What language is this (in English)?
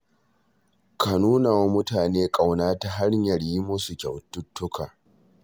Hausa